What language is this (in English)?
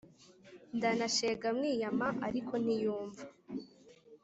Kinyarwanda